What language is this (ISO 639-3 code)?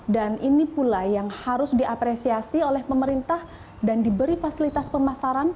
ind